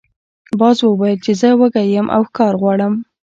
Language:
Pashto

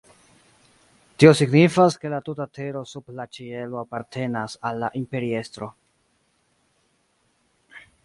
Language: Esperanto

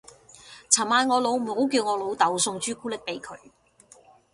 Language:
Cantonese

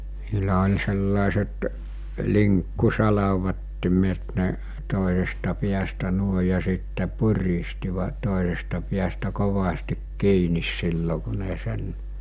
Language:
Finnish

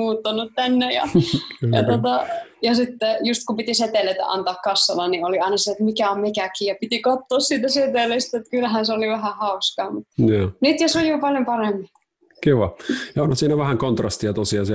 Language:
Finnish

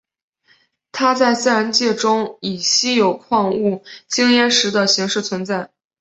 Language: Chinese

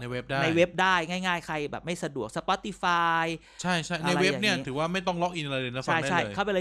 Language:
Thai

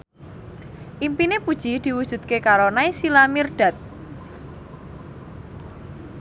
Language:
Javanese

